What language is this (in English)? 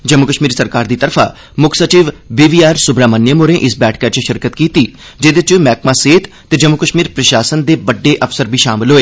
Dogri